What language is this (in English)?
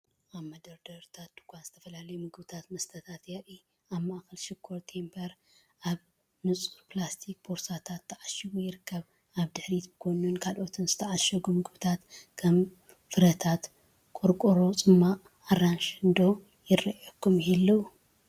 Tigrinya